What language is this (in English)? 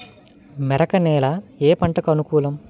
Telugu